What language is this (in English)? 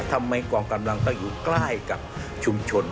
Thai